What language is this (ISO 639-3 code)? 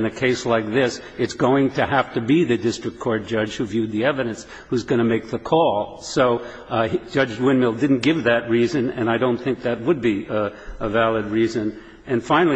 eng